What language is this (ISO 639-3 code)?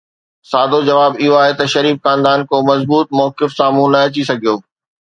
snd